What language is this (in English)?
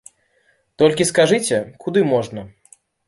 Belarusian